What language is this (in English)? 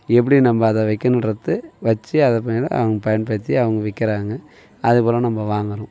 Tamil